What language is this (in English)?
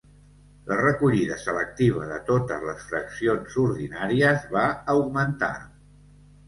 Catalan